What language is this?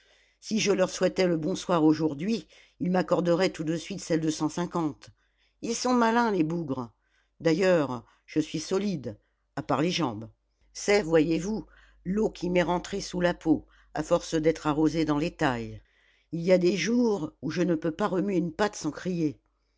French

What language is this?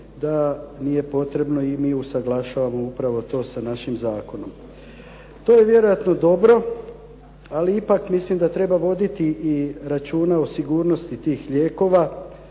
Croatian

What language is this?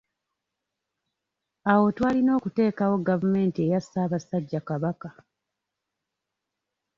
Ganda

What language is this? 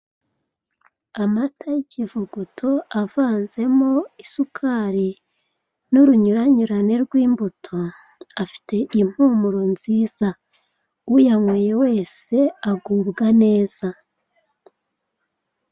Kinyarwanda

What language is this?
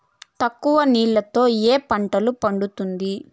Telugu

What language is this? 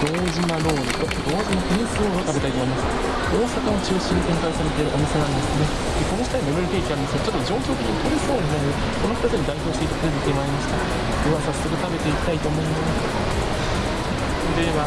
Japanese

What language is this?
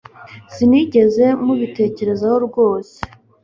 Kinyarwanda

